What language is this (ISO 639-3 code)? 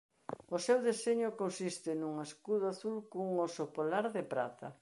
glg